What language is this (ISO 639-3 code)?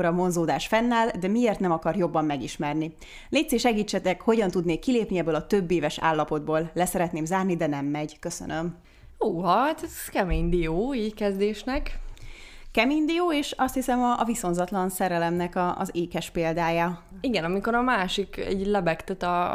hun